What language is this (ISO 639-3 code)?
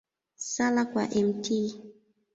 swa